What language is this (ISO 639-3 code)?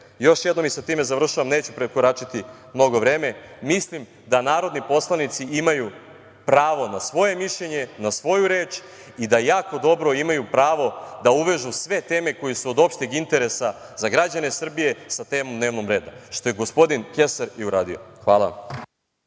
srp